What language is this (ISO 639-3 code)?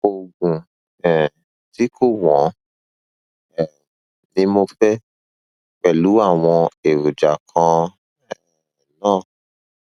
yor